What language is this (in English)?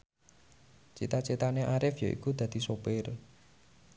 Javanese